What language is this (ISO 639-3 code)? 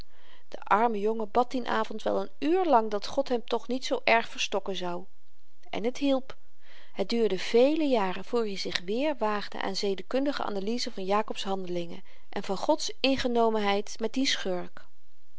nld